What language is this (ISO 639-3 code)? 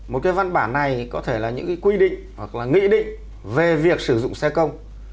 vie